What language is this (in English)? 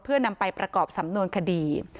Thai